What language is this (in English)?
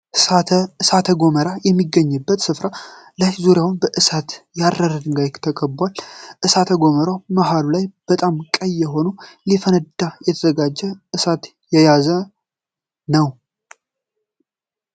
Amharic